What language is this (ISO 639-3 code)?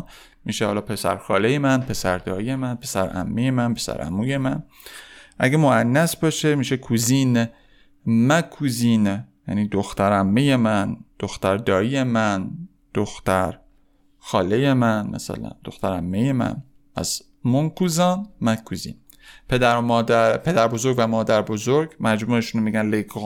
fas